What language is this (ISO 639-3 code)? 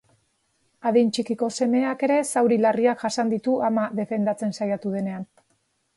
eus